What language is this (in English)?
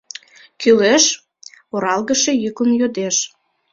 Mari